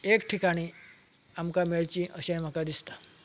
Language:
Konkani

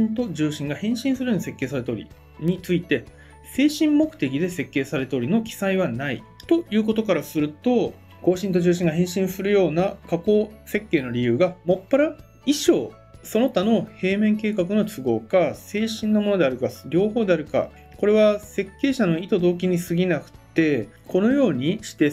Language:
Japanese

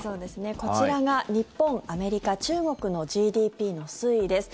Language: Japanese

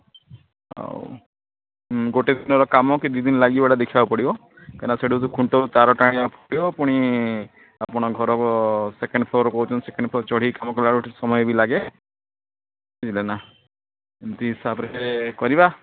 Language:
Odia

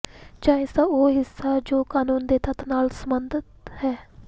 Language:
Punjabi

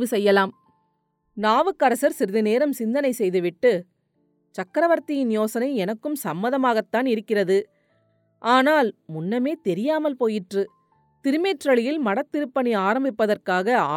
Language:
Tamil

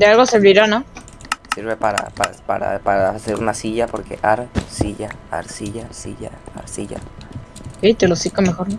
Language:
Spanish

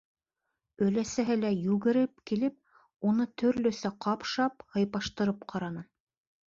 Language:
Bashkir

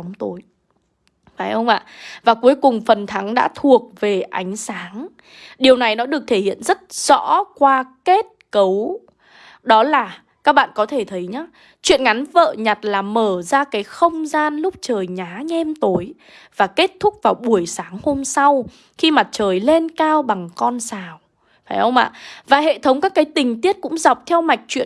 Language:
Vietnamese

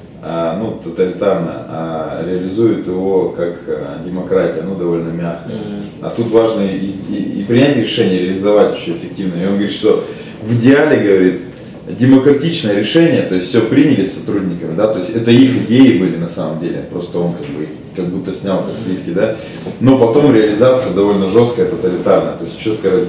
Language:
Russian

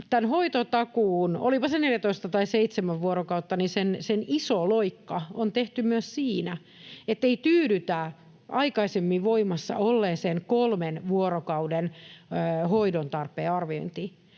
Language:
Finnish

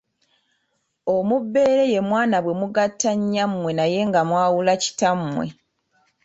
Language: Ganda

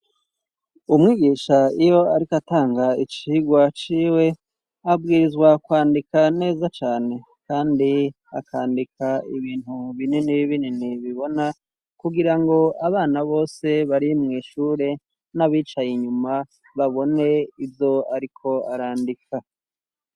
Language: Rundi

